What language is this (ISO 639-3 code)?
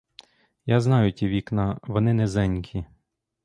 ukr